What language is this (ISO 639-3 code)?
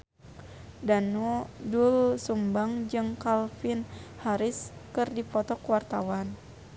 sun